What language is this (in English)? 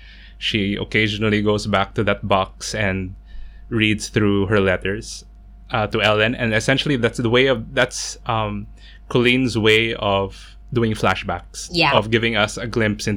English